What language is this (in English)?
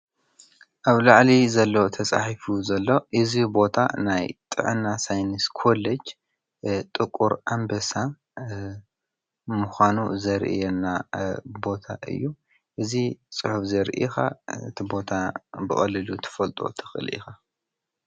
Tigrinya